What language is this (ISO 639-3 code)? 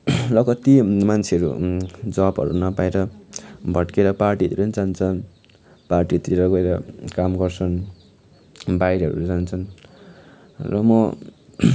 nep